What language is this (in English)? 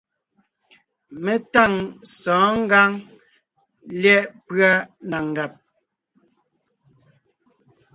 Ngiemboon